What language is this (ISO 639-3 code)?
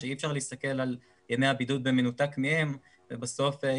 heb